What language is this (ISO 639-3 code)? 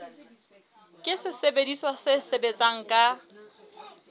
sot